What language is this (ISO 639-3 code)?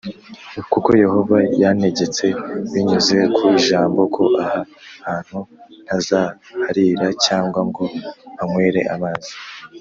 kin